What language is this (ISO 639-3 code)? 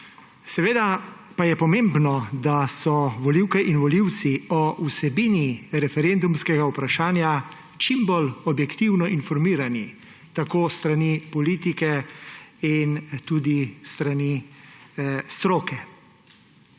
slv